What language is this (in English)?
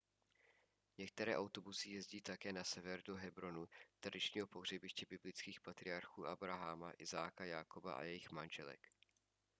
Czech